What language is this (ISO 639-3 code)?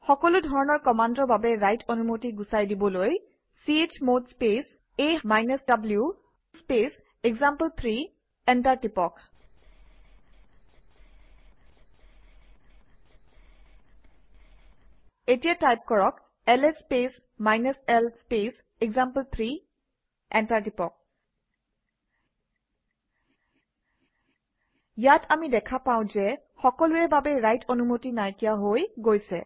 asm